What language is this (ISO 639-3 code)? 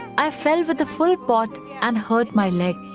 eng